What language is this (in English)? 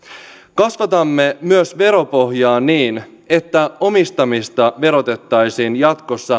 Finnish